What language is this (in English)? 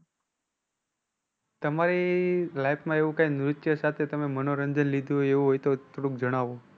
Gujarati